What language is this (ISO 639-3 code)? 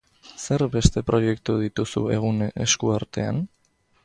eus